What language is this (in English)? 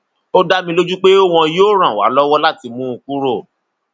Yoruba